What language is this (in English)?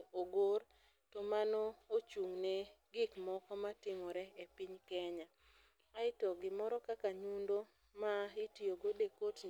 Luo (Kenya and Tanzania)